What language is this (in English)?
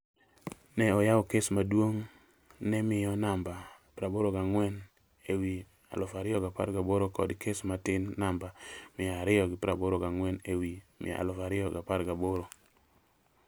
Luo (Kenya and Tanzania)